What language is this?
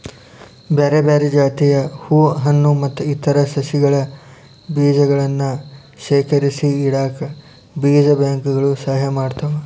Kannada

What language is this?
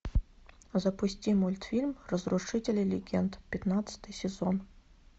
Russian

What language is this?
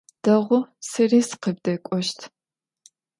Adyghe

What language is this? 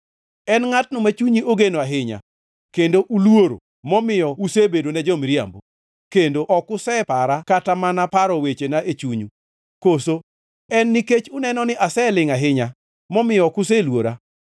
Luo (Kenya and Tanzania)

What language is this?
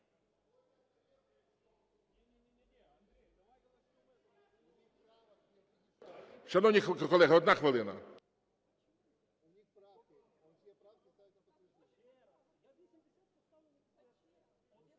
Ukrainian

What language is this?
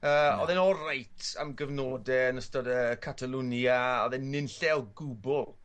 Welsh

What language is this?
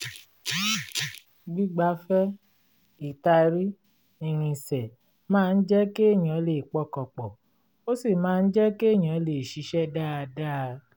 Yoruba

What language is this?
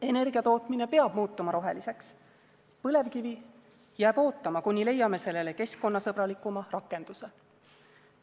Estonian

